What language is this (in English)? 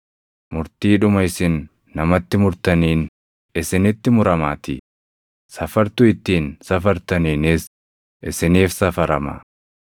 Oromo